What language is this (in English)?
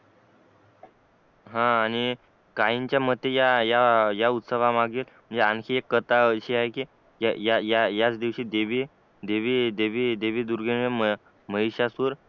Marathi